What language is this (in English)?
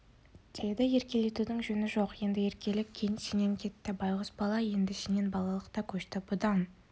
Kazakh